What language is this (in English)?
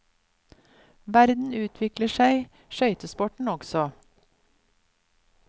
Norwegian